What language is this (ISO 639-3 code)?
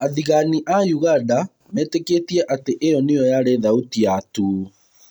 kik